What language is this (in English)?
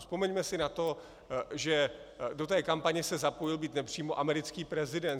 Czech